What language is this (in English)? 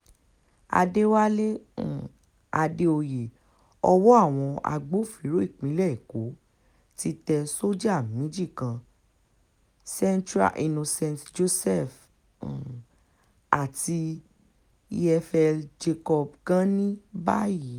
Yoruba